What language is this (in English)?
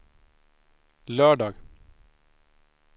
Swedish